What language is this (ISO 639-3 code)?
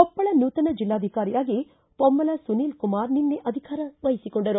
kan